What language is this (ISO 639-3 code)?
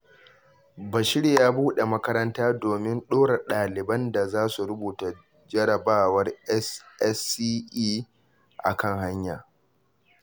hau